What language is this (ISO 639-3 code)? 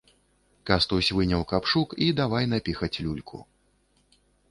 bel